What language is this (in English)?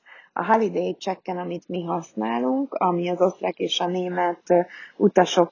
Hungarian